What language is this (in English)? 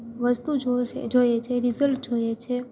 Gujarati